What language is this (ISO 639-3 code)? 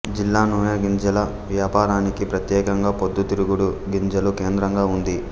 tel